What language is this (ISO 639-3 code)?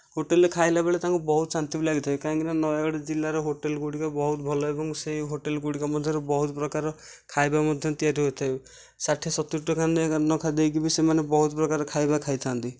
ori